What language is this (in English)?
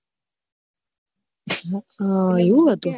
Gujarati